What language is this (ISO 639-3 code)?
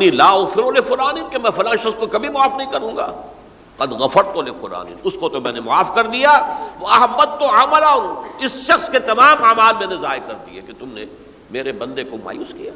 urd